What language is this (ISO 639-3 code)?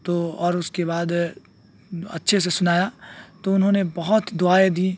urd